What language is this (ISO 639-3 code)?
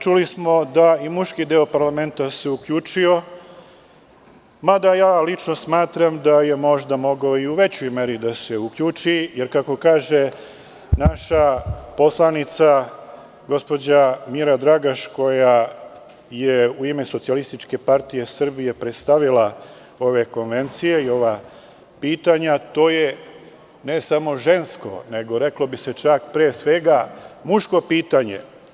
srp